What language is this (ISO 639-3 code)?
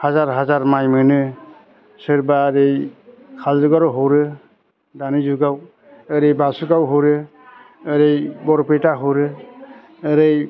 brx